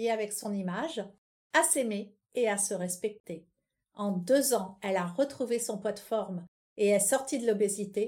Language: French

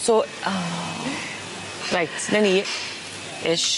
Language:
Welsh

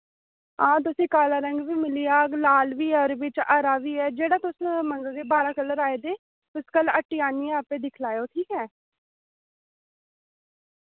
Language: Dogri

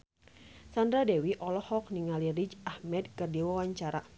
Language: Sundanese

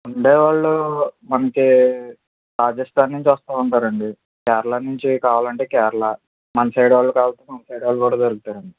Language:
Telugu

